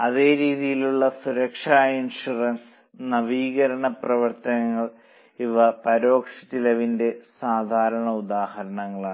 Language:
Malayalam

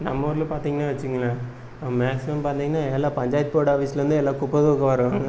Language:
Tamil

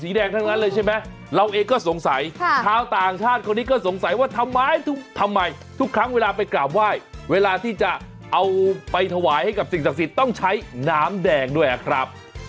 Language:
Thai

